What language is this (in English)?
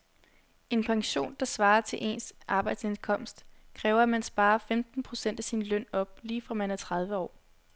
Danish